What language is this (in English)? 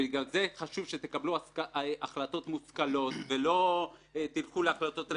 Hebrew